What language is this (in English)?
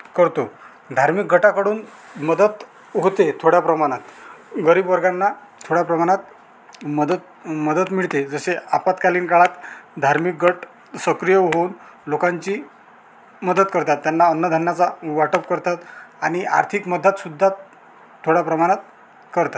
Marathi